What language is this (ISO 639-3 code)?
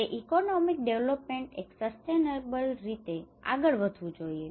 guj